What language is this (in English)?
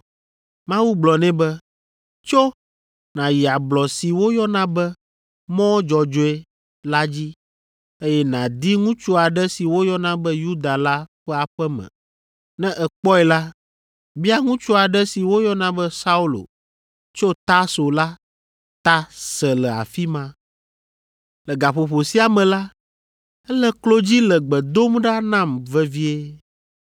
Ewe